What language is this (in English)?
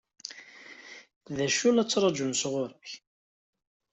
Kabyle